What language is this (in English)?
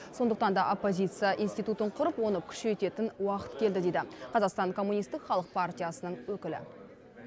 Kazakh